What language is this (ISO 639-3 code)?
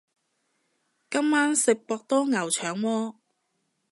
yue